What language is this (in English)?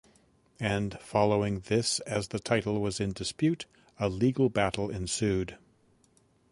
English